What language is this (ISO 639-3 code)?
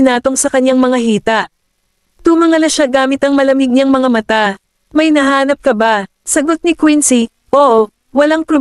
fil